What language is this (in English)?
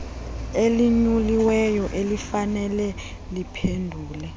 Xhosa